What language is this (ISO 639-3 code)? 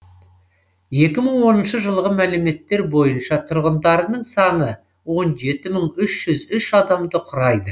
kaz